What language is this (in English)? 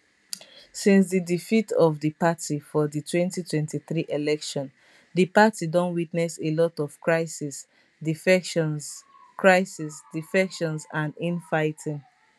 Nigerian Pidgin